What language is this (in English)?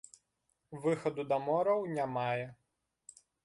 Belarusian